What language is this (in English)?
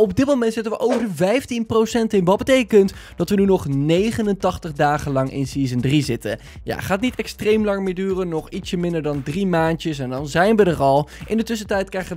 Dutch